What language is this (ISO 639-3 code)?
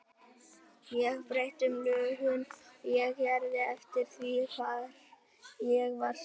isl